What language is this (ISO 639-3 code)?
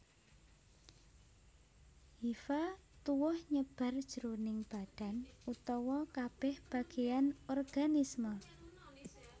jav